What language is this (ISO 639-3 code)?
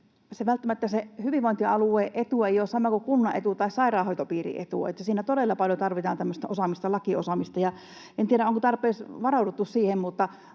fin